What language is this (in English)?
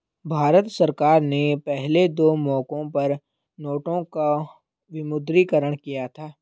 Hindi